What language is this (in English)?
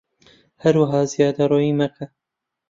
Central Kurdish